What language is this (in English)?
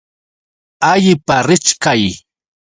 Yauyos Quechua